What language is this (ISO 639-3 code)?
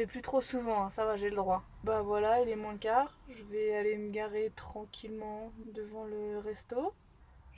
fra